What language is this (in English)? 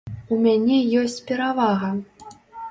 Belarusian